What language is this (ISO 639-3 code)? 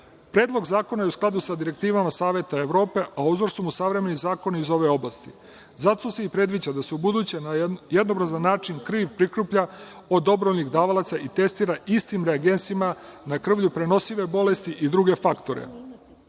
srp